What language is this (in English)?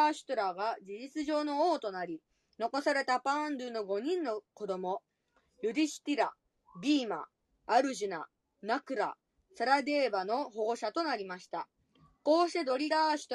Japanese